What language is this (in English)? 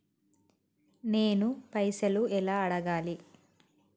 Telugu